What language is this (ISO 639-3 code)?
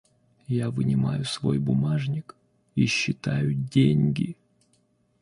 rus